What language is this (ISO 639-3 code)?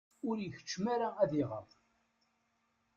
kab